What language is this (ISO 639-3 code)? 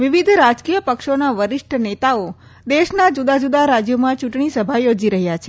guj